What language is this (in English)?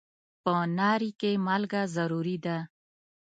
Pashto